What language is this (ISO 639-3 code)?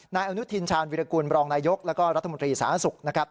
tha